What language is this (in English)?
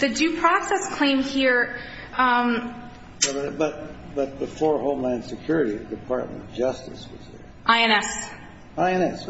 English